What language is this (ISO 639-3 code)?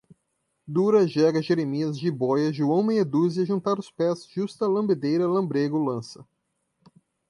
por